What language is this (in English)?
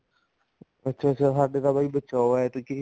Punjabi